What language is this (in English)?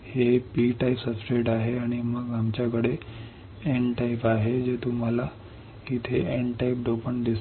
Marathi